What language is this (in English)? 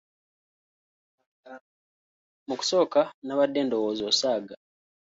Ganda